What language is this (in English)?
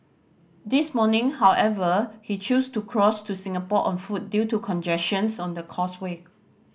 English